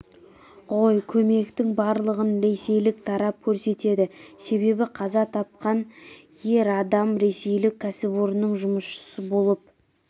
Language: Kazakh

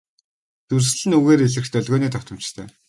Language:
Mongolian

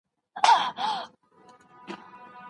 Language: Pashto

